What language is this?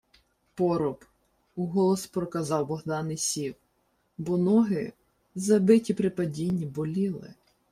Ukrainian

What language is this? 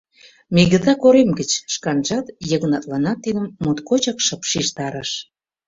Mari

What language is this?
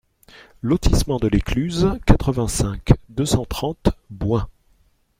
French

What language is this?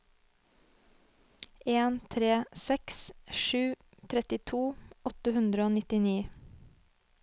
Norwegian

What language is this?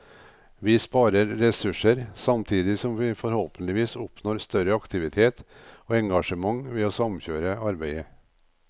Norwegian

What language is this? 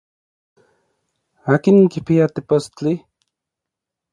Orizaba Nahuatl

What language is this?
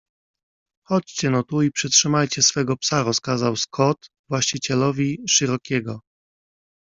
Polish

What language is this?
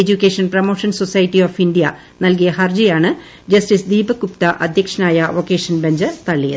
Malayalam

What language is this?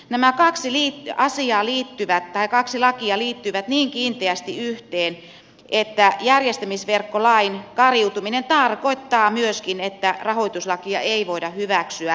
Finnish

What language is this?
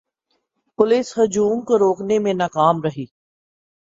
Urdu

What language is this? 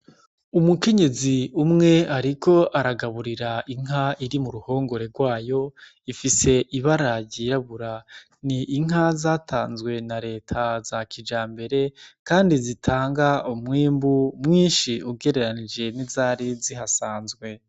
Rundi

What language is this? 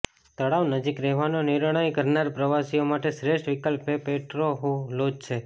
Gujarati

